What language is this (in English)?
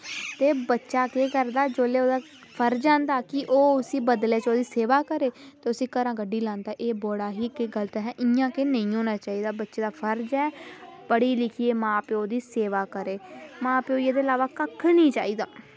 Dogri